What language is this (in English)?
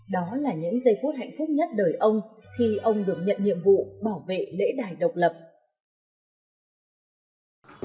Vietnamese